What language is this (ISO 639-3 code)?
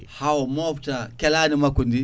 ful